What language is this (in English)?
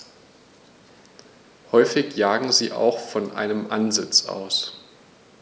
German